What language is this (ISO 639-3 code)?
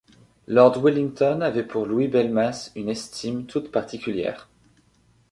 fra